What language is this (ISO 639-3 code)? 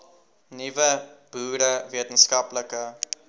afr